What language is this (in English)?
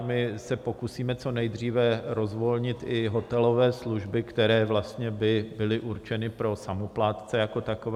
Czech